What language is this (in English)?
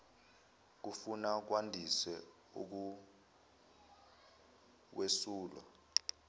Zulu